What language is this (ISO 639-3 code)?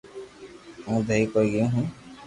lrk